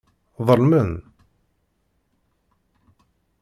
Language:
Kabyle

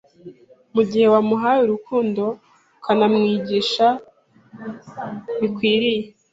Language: Kinyarwanda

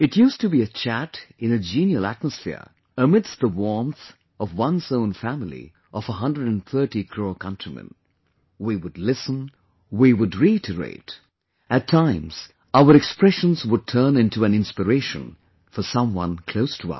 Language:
English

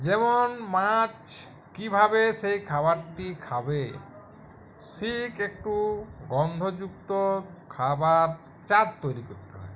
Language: Bangla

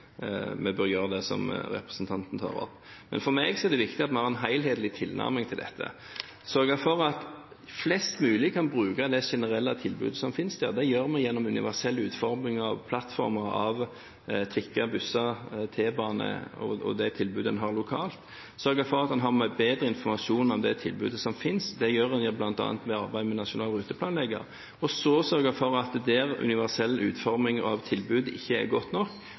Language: Norwegian Bokmål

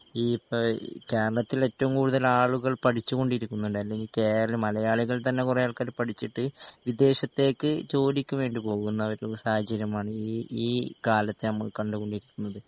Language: Malayalam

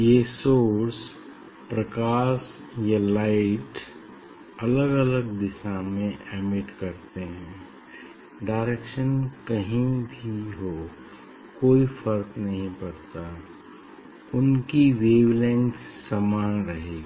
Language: Hindi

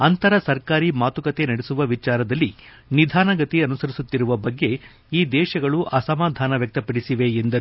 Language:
Kannada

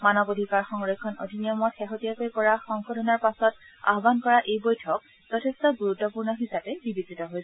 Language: Assamese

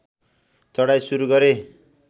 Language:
Nepali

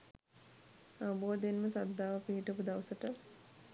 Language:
Sinhala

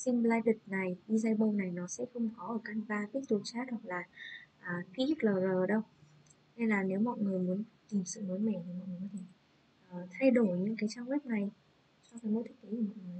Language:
Vietnamese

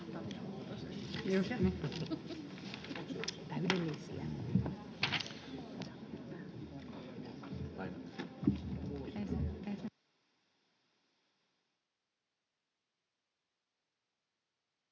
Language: Finnish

